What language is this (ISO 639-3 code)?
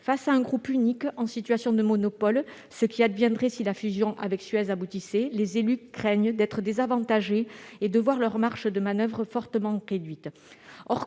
fra